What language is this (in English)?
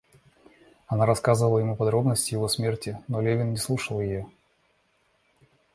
Russian